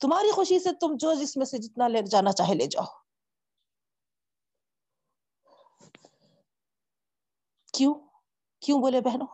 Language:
Urdu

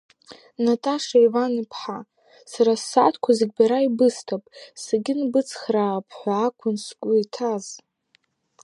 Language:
Abkhazian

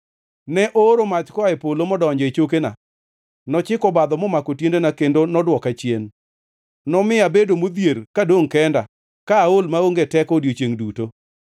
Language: Luo (Kenya and Tanzania)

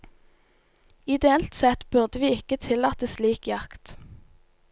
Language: Norwegian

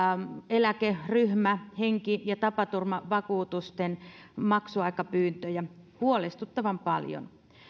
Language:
Finnish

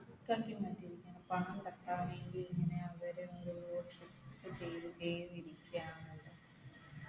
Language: Malayalam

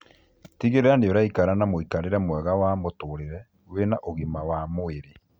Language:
Kikuyu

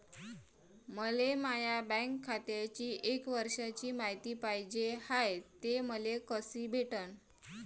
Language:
Marathi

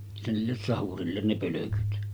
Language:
Finnish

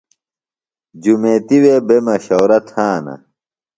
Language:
Phalura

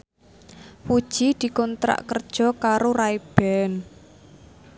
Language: Javanese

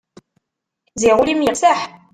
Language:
Kabyle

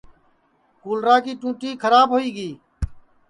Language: Sansi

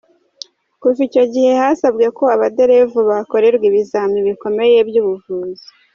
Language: Kinyarwanda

